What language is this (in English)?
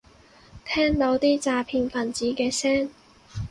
Cantonese